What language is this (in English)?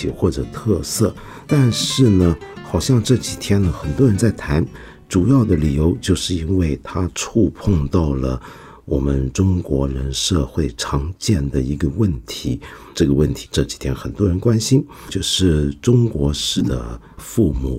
Chinese